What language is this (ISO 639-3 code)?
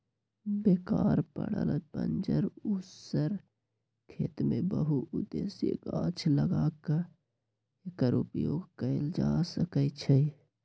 mag